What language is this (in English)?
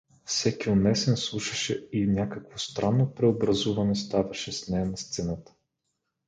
Bulgarian